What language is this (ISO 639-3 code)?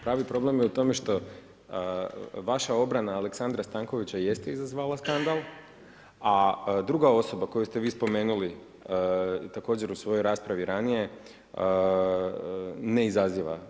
hrv